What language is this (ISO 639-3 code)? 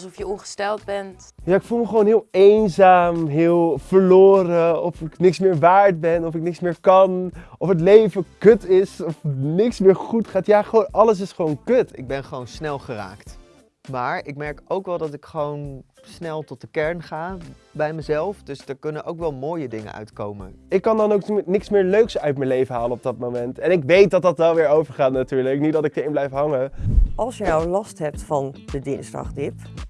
nld